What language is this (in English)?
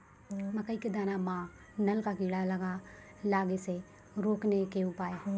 Maithili